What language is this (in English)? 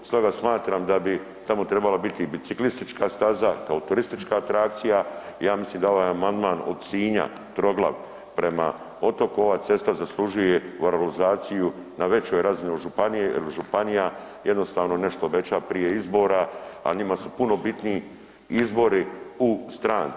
Croatian